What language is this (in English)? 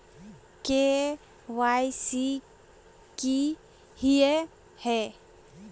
Magahi